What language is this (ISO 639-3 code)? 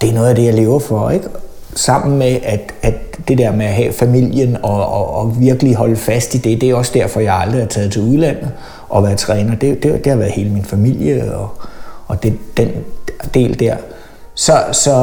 dan